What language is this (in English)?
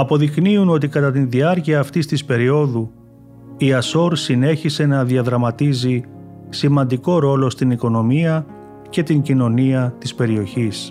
Greek